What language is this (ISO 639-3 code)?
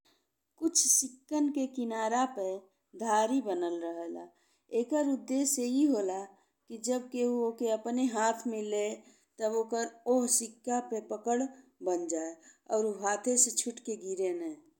bho